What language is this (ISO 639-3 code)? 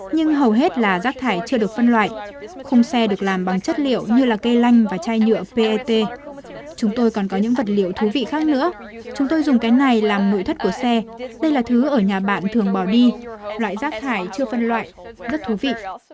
vie